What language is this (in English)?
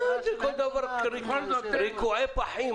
Hebrew